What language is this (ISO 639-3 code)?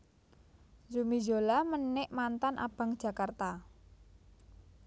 jav